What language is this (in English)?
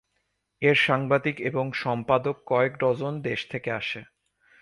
Bangla